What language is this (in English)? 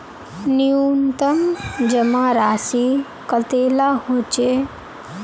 Magahi